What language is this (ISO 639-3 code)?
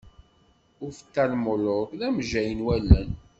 kab